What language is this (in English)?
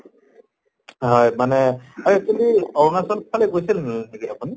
Assamese